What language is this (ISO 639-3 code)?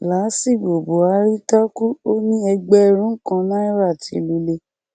yor